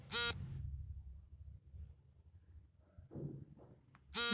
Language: Kannada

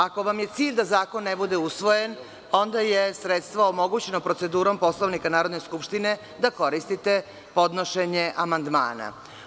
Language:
Serbian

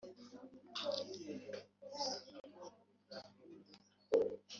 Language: Kinyarwanda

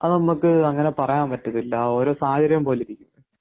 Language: Malayalam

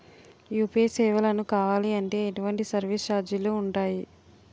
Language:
Telugu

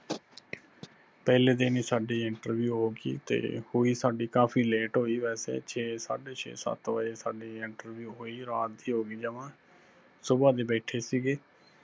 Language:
Punjabi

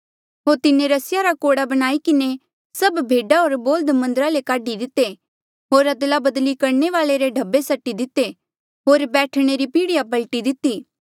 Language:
Mandeali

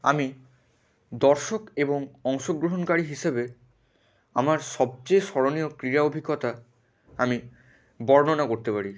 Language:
Bangla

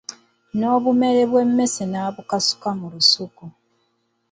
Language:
Ganda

